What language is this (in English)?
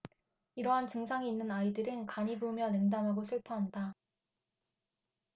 Korean